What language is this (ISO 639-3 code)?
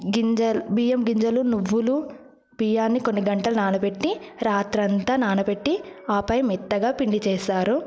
tel